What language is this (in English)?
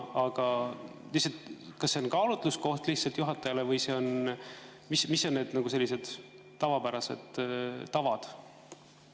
Estonian